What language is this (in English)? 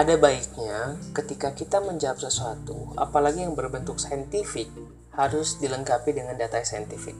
Indonesian